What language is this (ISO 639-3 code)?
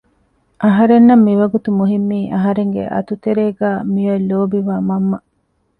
div